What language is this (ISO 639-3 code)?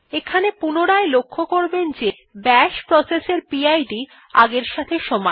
ben